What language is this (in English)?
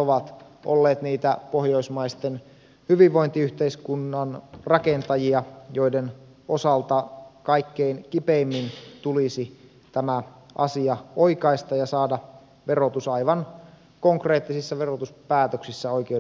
Finnish